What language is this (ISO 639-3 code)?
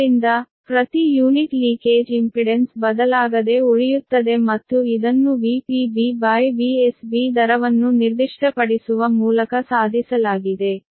kan